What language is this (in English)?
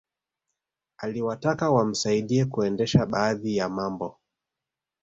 Swahili